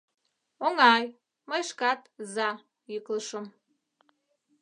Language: Mari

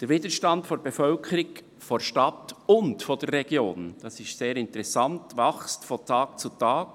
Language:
Swiss German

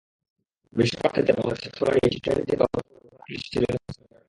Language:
Bangla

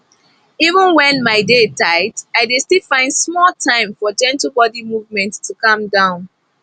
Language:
Nigerian Pidgin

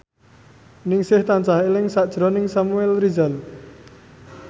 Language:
Javanese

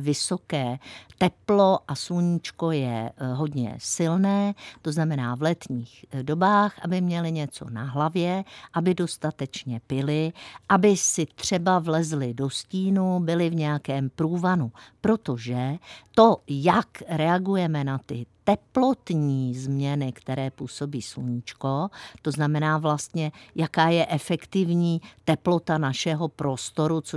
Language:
Czech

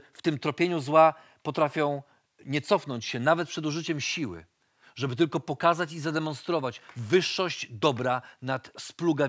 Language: Polish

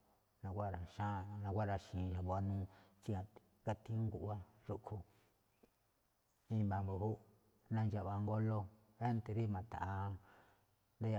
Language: Malinaltepec Me'phaa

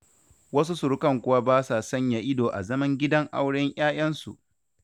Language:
Hausa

